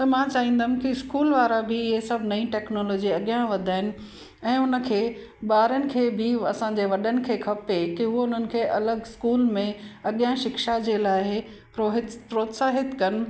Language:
Sindhi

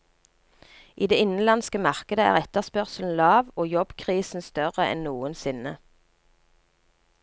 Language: Norwegian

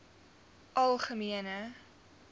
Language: Afrikaans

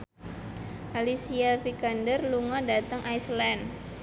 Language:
Javanese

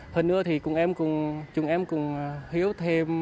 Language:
Vietnamese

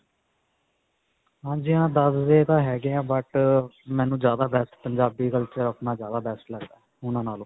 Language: Punjabi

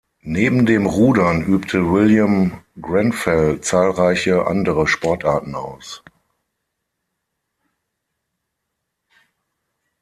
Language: German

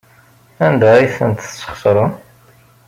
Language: Kabyle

